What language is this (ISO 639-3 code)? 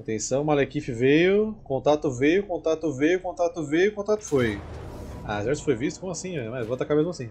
por